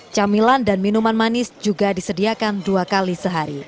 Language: Indonesian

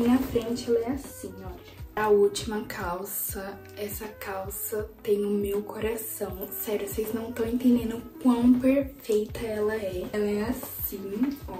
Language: Portuguese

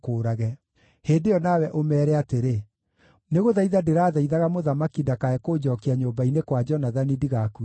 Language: Kikuyu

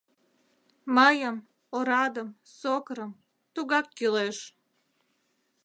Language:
Mari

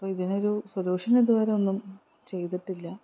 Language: Malayalam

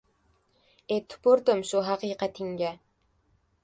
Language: Uzbek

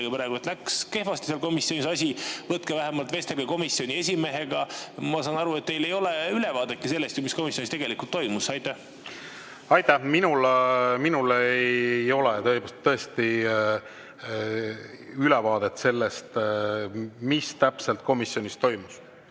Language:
Estonian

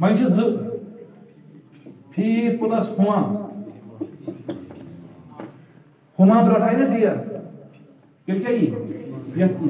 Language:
Turkish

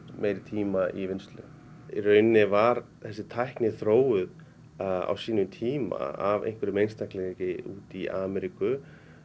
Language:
Icelandic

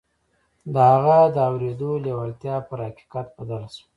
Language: Pashto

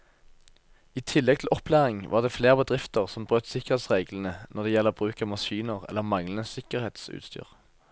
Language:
Norwegian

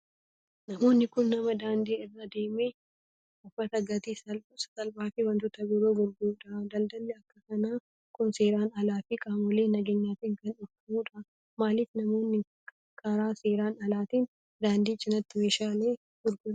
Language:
Oromo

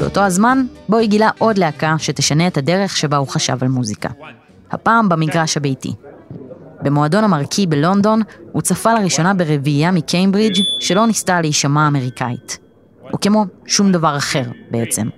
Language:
Hebrew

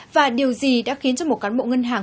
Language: Vietnamese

